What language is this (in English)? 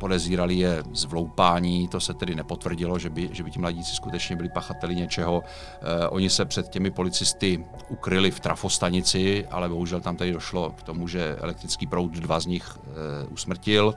Czech